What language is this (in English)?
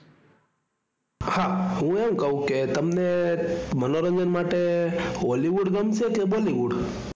Gujarati